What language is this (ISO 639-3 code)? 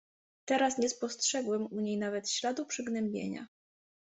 pol